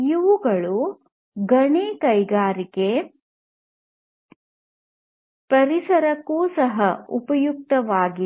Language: Kannada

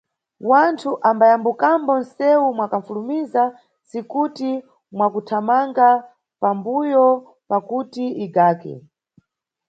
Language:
Nyungwe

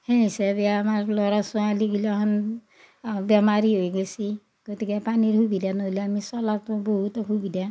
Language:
Assamese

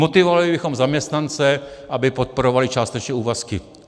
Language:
Czech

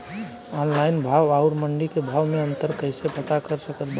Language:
Bhojpuri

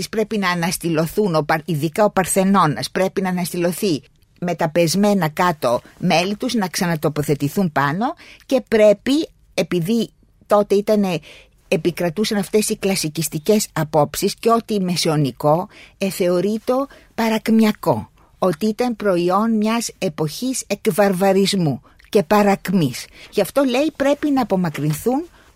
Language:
Greek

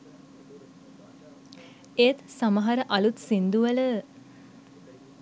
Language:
Sinhala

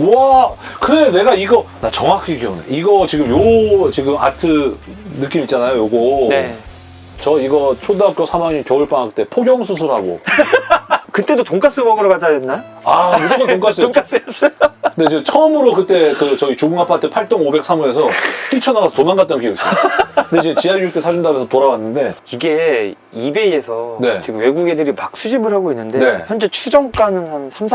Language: Korean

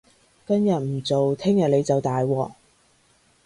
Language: Cantonese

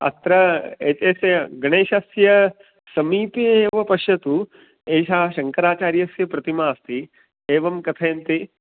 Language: Sanskrit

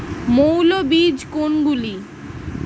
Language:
Bangla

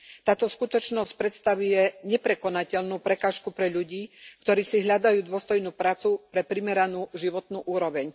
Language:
Slovak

